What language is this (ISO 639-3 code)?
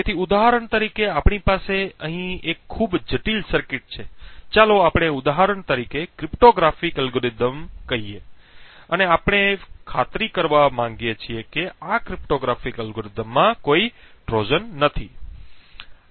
guj